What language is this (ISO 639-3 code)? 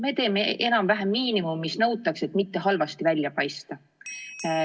est